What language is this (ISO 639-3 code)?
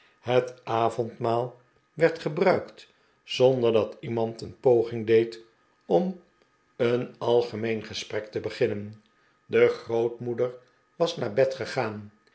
nld